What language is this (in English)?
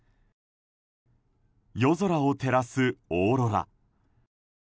Japanese